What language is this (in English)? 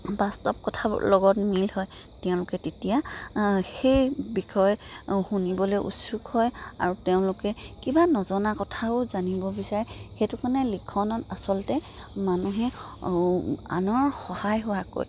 Assamese